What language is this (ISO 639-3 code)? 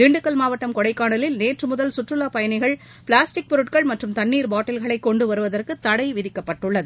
tam